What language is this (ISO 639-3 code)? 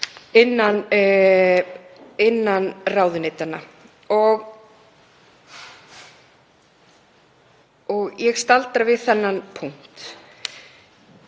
isl